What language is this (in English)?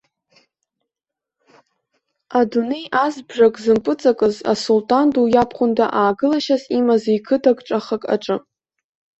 Abkhazian